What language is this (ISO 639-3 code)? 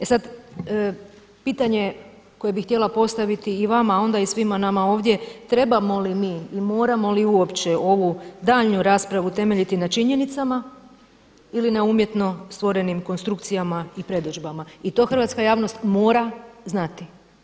hrv